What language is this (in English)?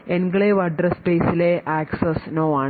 Malayalam